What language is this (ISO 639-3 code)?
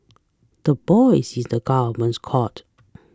eng